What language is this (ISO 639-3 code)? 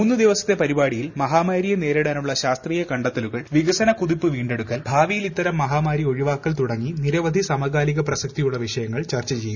mal